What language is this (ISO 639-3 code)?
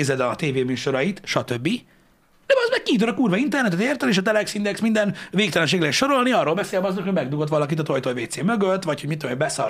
hun